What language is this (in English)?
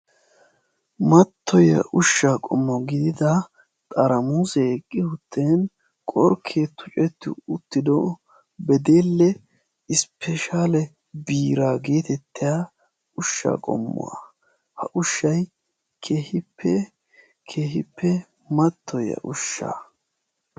Wolaytta